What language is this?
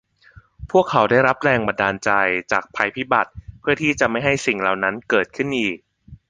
Thai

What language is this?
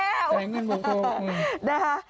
Thai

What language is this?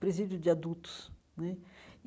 Portuguese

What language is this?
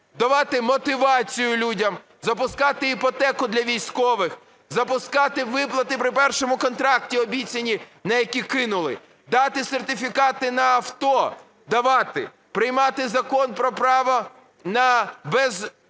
Ukrainian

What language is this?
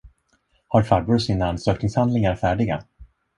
Swedish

